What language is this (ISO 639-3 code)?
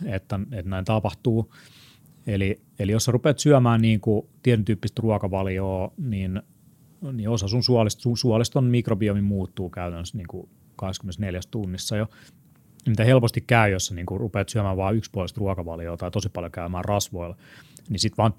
fin